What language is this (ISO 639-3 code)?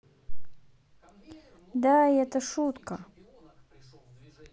rus